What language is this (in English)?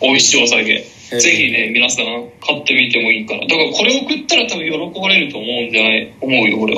Japanese